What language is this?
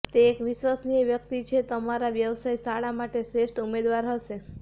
Gujarati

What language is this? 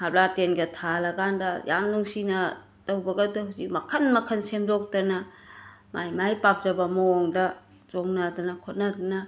Manipuri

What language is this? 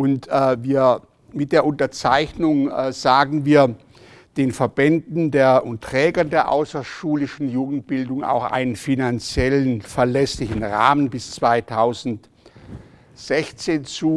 German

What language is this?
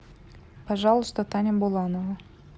Russian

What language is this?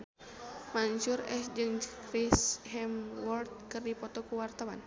Sundanese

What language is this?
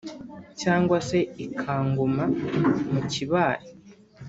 Kinyarwanda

